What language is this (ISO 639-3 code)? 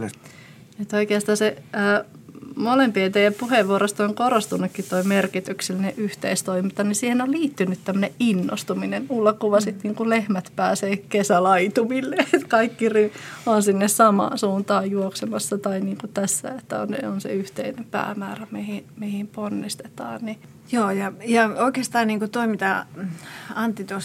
fin